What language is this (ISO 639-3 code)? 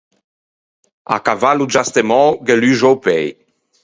lij